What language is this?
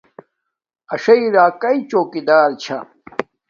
Domaaki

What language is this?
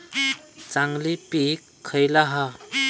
Marathi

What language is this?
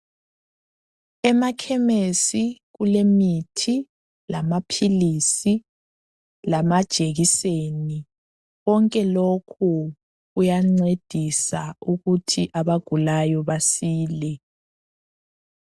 North Ndebele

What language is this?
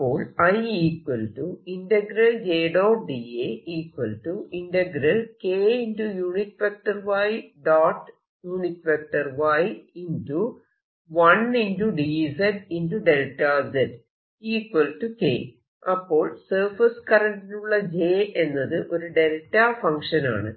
Malayalam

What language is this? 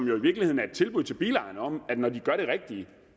Danish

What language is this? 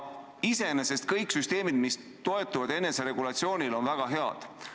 Estonian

